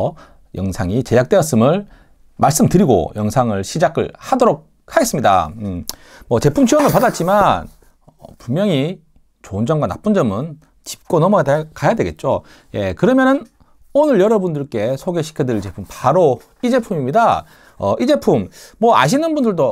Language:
Korean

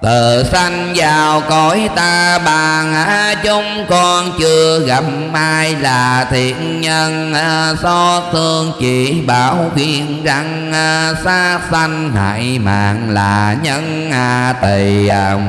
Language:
Vietnamese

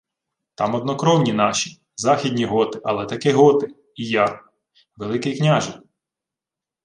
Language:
Ukrainian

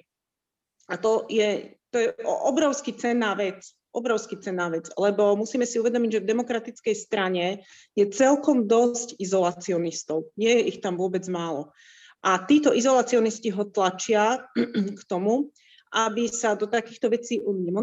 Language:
Slovak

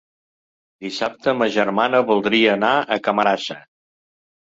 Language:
Catalan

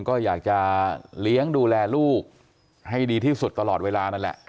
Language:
Thai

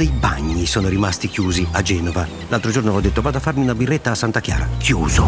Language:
Italian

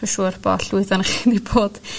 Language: Welsh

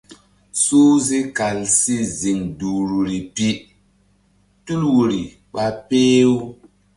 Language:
Mbum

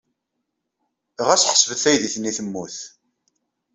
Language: Kabyle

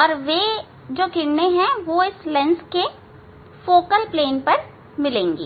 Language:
Hindi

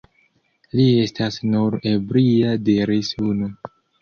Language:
Esperanto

